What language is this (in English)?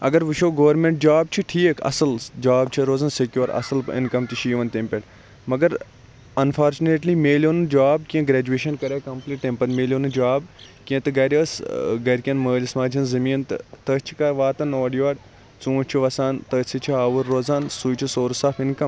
Kashmiri